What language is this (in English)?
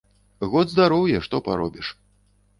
Belarusian